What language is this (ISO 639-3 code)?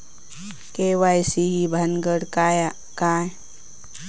mar